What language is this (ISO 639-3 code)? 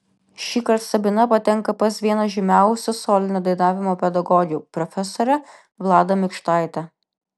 lit